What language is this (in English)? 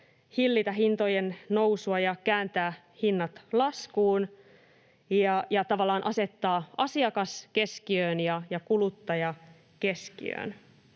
Finnish